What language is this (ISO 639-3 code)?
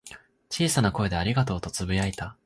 jpn